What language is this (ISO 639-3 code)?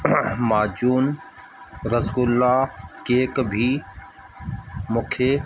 snd